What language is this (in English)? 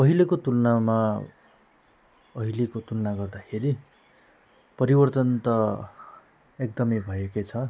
Nepali